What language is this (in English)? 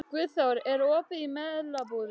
Icelandic